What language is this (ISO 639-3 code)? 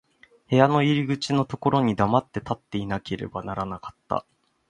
jpn